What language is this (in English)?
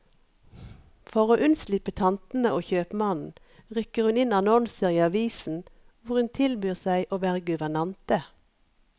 Norwegian